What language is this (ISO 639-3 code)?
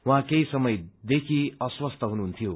nep